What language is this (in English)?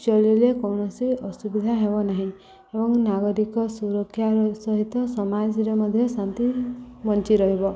Odia